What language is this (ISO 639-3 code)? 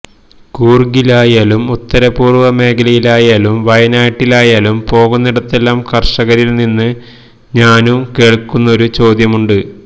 mal